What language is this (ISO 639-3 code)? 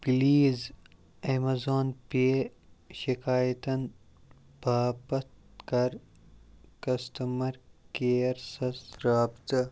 kas